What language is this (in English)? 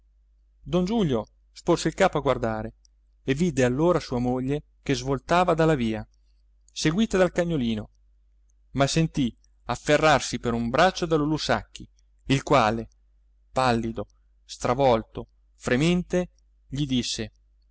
Italian